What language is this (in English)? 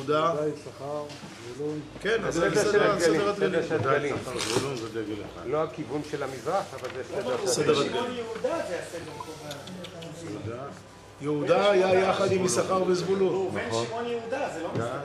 Hebrew